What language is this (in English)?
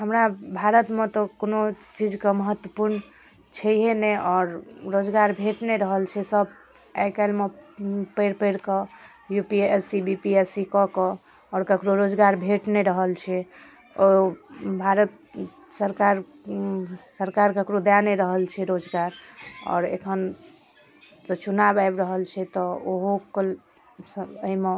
Maithili